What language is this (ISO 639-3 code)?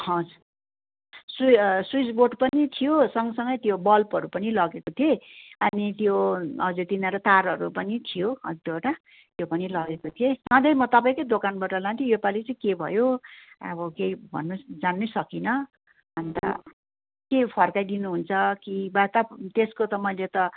nep